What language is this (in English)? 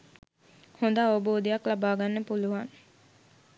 Sinhala